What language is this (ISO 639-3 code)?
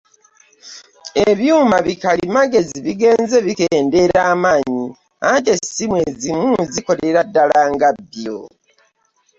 lug